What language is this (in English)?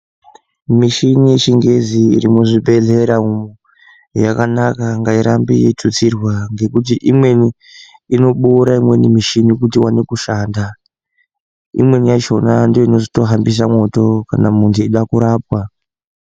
Ndau